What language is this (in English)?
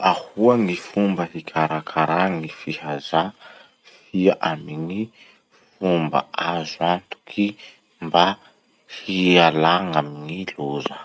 Masikoro Malagasy